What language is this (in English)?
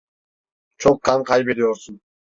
Turkish